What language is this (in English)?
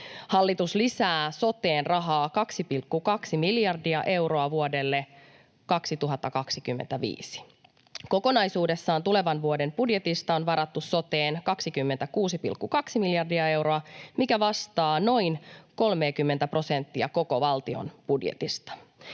Finnish